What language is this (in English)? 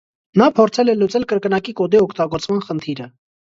Armenian